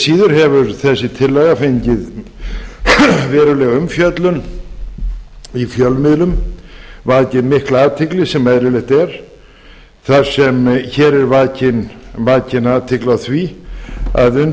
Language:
Icelandic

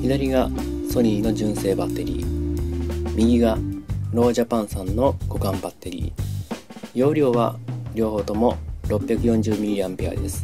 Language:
Japanese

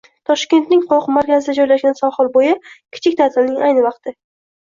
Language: Uzbek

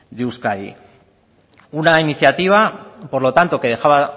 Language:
Spanish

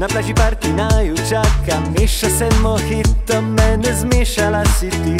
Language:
Romanian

